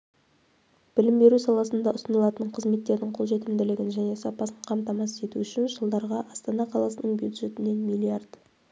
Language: Kazakh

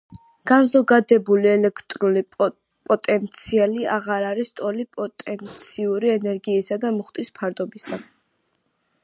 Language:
Georgian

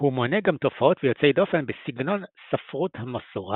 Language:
Hebrew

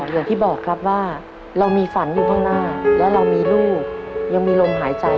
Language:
Thai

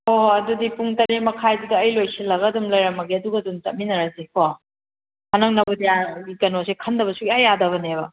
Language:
Manipuri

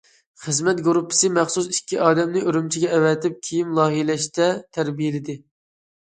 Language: Uyghur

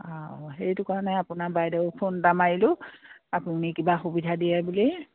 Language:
Assamese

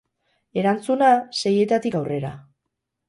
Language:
Basque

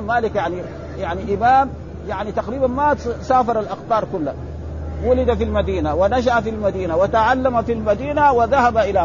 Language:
Arabic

